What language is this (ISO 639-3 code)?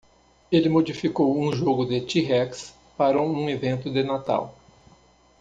por